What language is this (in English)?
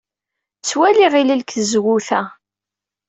Kabyle